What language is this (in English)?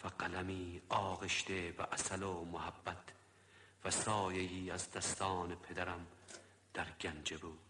Persian